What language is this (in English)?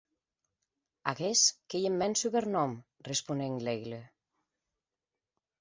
Occitan